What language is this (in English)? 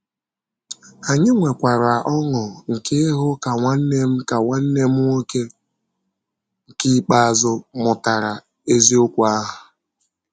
Igbo